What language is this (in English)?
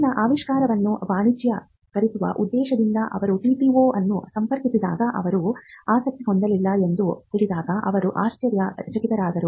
Kannada